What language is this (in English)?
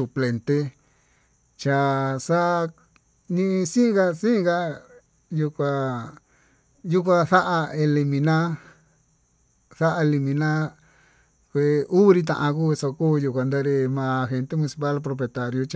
Tututepec Mixtec